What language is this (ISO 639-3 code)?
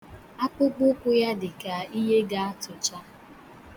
ibo